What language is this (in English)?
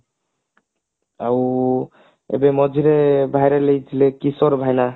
Odia